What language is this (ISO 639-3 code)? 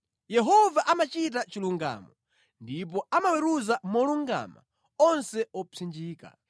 nya